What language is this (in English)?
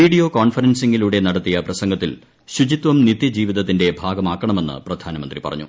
Malayalam